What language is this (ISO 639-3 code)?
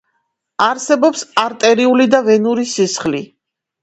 kat